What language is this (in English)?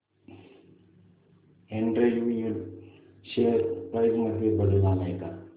Marathi